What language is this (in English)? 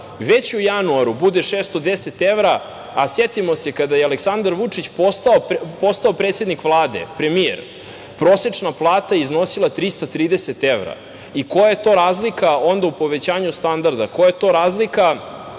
Serbian